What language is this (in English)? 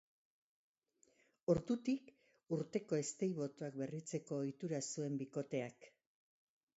Basque